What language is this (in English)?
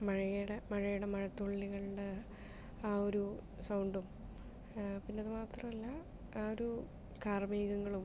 Malayalam